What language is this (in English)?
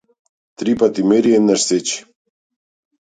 Macedonian